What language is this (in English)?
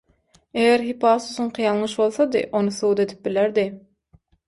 Turkmen